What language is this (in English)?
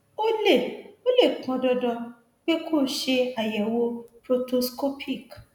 Yoruba